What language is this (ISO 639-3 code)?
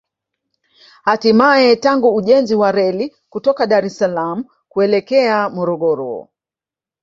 swa